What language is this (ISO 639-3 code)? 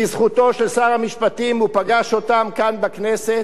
heb